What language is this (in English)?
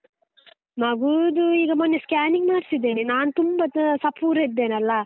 Kannada